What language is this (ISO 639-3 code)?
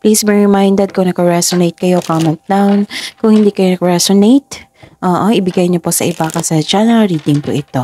fil